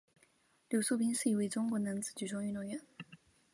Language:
Chinese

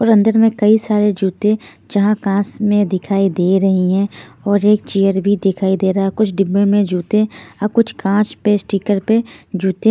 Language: Hindi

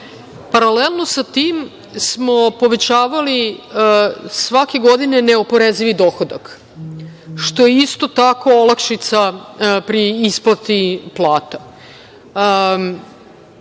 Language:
Serbian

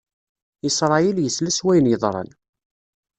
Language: Kabyle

